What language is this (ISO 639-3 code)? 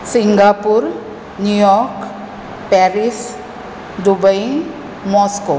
kok